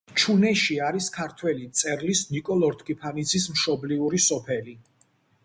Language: Georgian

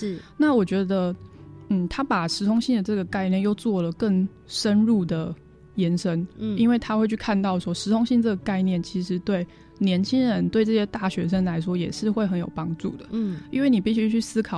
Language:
Chinese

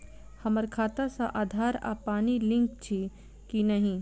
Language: Maithili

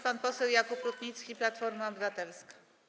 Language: Polish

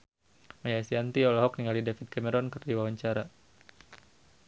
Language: Sundanese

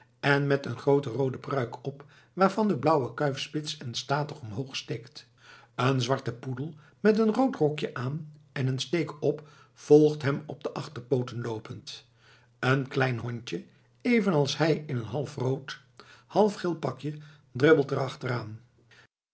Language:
Dutch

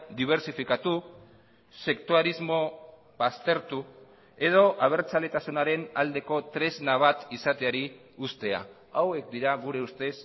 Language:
Basque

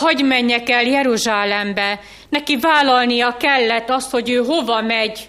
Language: Hungarian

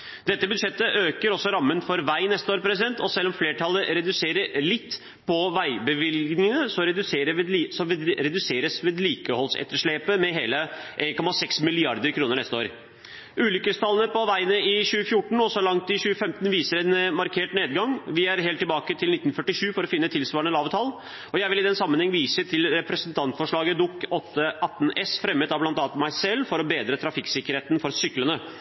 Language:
Norwegian Bokmål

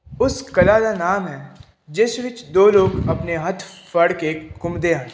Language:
Punjabi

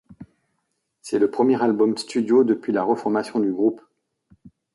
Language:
French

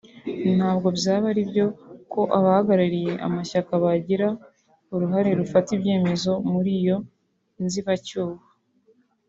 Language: Kinyarwanda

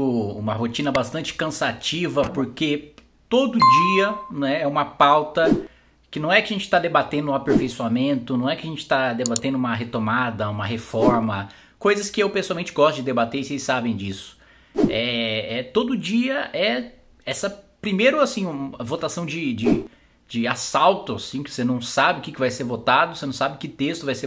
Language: Portuguese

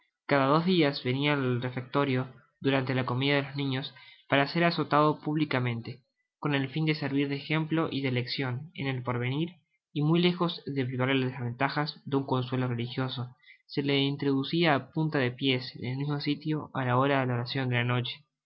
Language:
Spanish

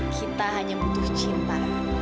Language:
Indonesian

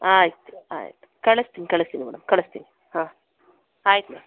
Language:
Kannada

